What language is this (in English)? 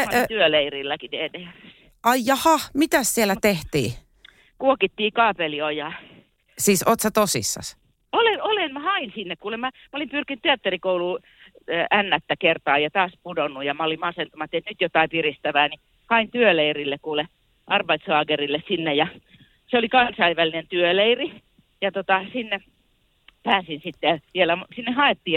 Finnish